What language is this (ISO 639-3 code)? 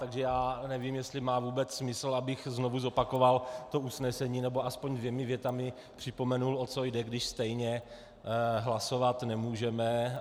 ces